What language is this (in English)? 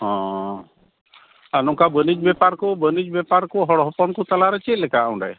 Santali